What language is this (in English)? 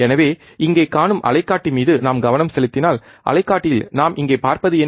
Tamil